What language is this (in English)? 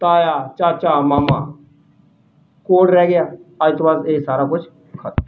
Punjabi